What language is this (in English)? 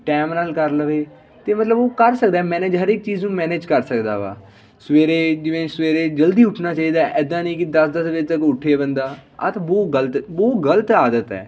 Punjabi